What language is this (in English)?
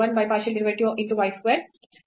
Kannada